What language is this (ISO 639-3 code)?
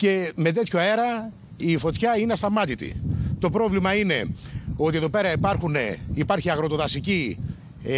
ell